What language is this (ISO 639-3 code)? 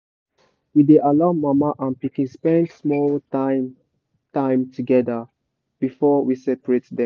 pcm